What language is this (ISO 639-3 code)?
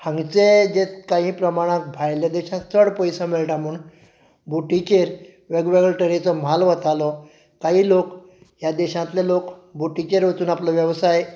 kok